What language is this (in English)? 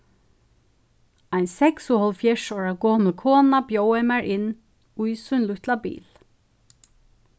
Faroese